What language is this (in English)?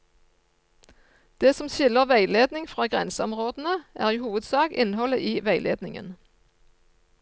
Norwegian